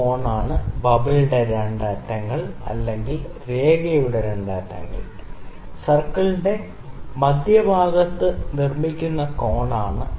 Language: Malayalam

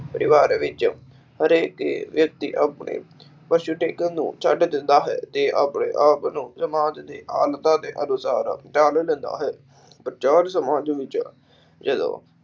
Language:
Punjabi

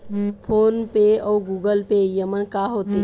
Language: Chhattisgarhi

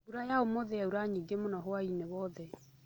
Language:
Kikuyu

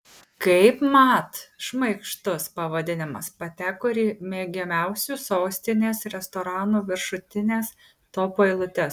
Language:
Lithuanian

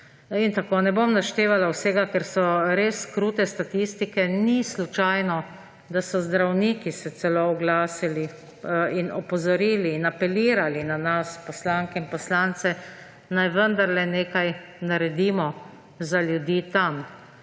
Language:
Slovenian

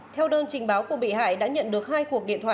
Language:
Vietnamese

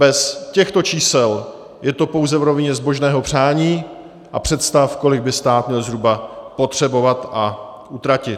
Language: Czech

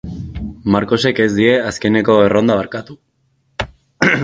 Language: Basque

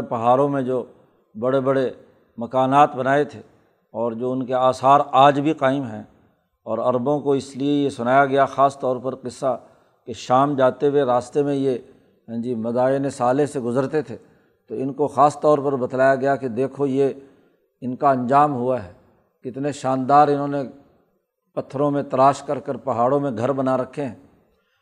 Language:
Urdu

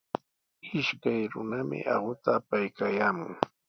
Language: Sihuas Ancash Quechua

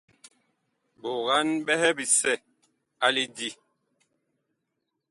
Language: Bakoko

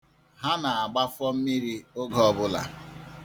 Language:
Igbo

